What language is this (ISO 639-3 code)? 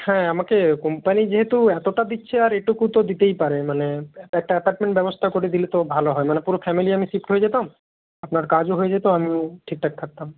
ben